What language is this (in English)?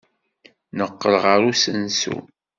Kabyle